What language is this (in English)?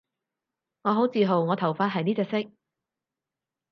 Cantonese